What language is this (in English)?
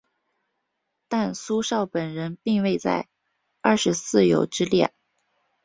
Chinese